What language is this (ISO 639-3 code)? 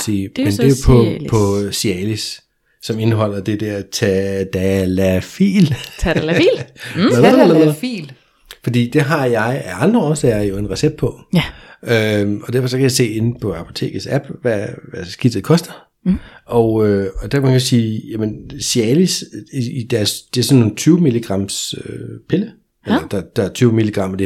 dan